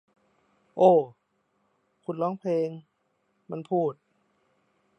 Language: Thai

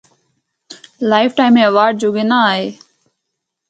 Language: Northern Hindko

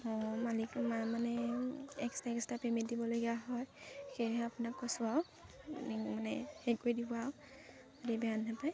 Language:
Assamese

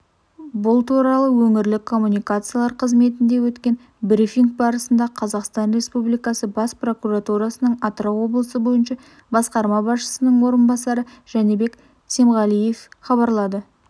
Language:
Kazakh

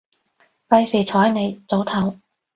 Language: Cantonese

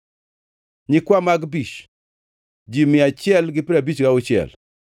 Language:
Luo (Kenya and Tanzania)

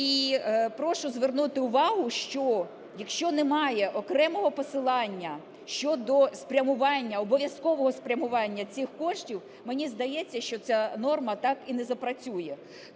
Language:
Ukrainian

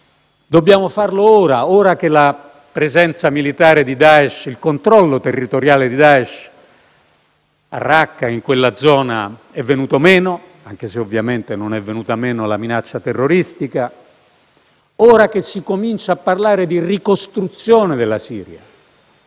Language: Italian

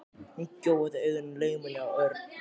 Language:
Icelandic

